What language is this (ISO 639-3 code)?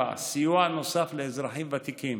heb